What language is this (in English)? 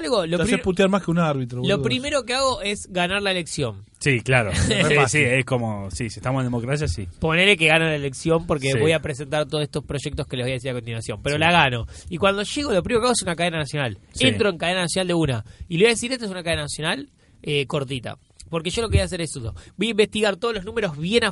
Spanish